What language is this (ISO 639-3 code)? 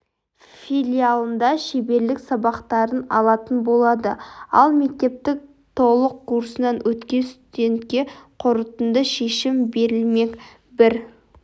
kaz